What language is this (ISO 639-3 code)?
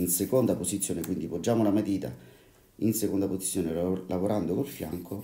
ita